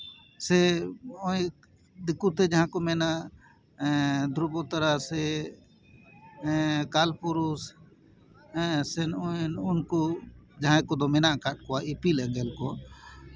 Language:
Santali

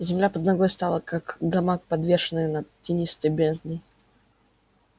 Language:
Russian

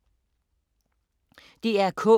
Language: Danish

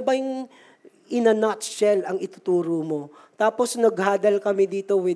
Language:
Filipino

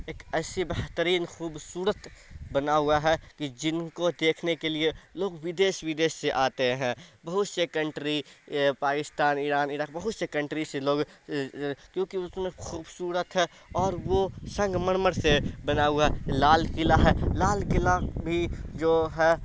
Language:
Urdu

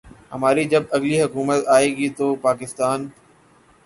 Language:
Urdu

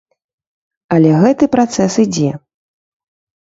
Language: Belarusian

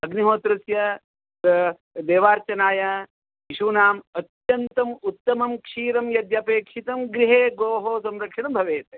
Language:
Sanskrit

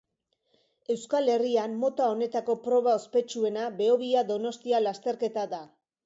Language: Basque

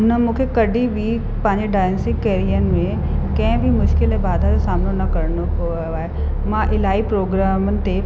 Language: Sindhi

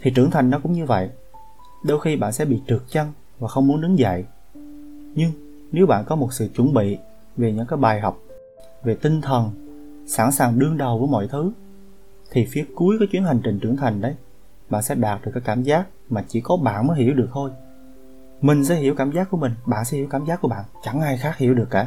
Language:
Vietnamese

